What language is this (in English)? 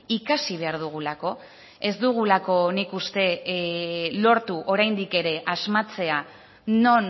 Basque